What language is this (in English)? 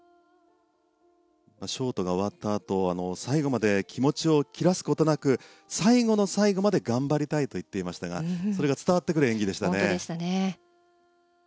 Japanese